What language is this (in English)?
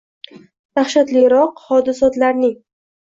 Uzbek